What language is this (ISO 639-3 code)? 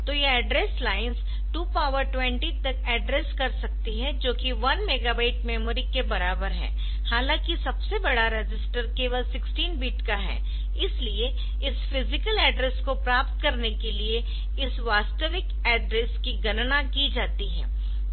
hin